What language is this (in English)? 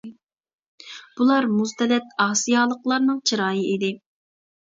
Uyghur